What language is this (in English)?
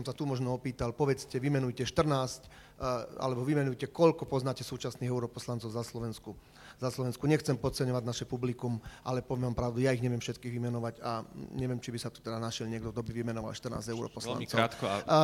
Slovak